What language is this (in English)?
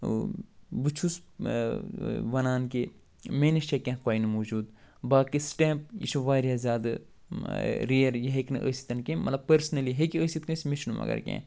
Kashmiri